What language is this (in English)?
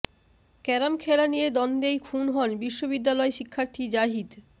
Bangla